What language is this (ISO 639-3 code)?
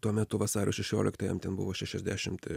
lit